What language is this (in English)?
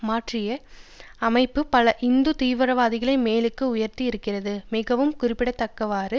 Tamil